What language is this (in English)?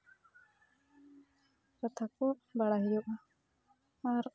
Santali